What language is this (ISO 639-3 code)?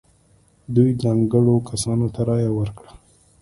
pus